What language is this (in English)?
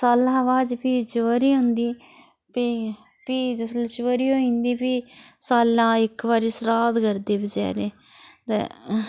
Dogri